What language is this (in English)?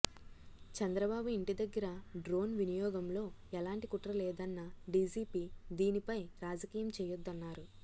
Telugu